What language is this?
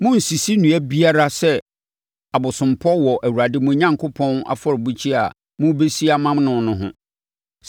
Akan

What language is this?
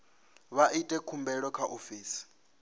Venda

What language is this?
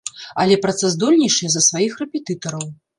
Belarusian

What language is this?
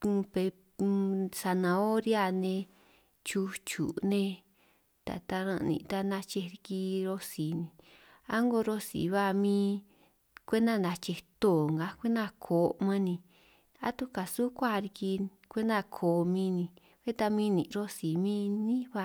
San Martín Itunyoso Triqui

